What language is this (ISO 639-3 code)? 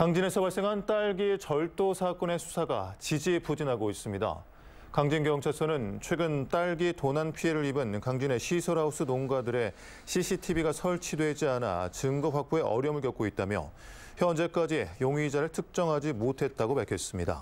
kor